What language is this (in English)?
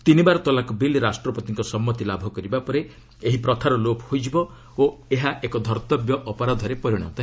Odia